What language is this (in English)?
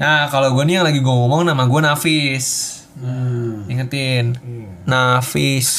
Indonesian